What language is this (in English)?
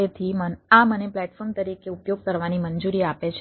Gujarati